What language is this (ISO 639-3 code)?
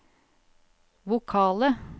nor